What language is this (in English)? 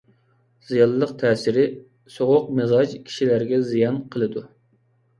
Uyghur